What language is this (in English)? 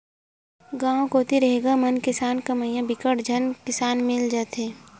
Chhattisgarhi